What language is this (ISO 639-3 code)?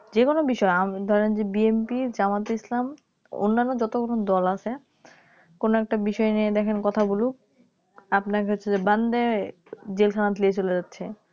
ben